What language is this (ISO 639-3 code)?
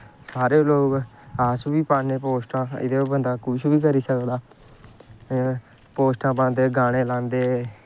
doi